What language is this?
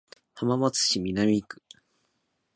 Japanese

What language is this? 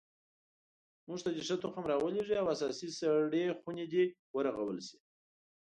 Pashto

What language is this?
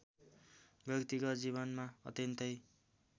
Nepali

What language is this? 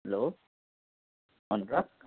Nepali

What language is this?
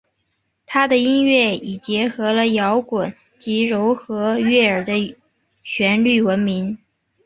Chinese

